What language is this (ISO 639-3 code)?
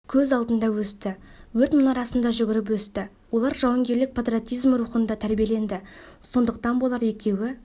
kaz